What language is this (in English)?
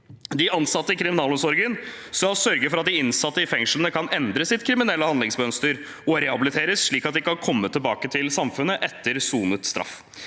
Norwegian